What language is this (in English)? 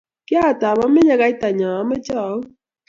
Kalenjin